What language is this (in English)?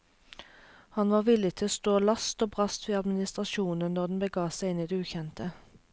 Norwegian